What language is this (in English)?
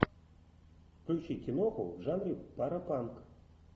Russian